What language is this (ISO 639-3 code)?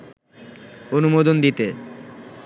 ben